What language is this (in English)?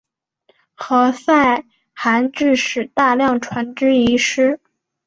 Chinese